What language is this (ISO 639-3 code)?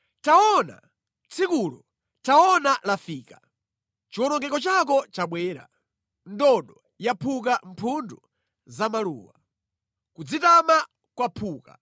nya